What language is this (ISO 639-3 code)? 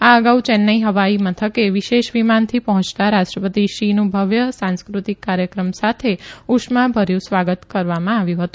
guj